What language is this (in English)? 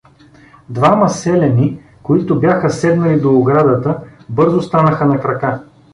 Bulgarian